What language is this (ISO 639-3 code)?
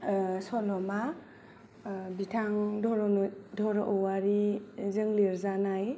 brx